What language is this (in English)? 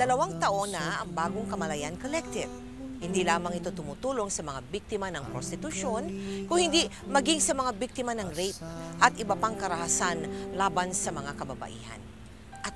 Filipino